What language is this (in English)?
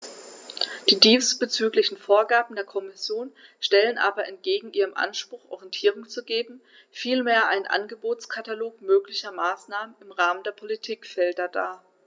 German